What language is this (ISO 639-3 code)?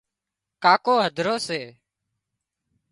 kxp